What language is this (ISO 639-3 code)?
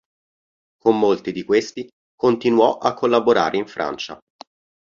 ita